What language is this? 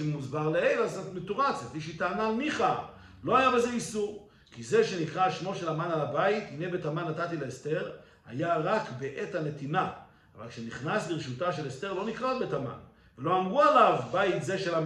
Hebrew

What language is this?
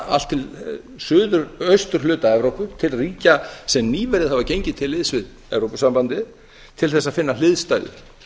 Icelandic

